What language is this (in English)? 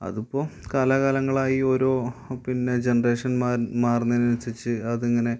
Malayalam